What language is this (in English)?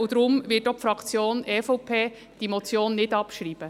Swiss German